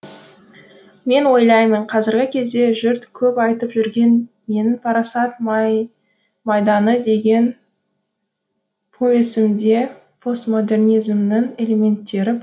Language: Kazakh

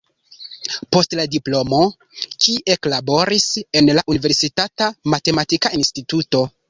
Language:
Esperanto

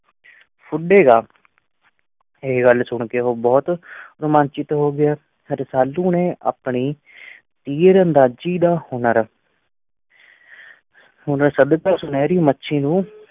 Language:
Punjabi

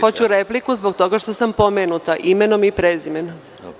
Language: Serbian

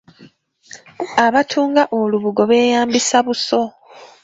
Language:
Ganda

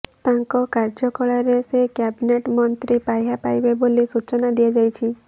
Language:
Odia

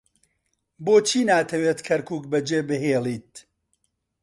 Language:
Central Kurdish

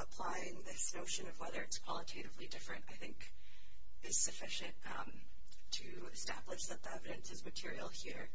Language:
English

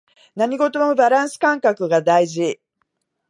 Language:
Japanese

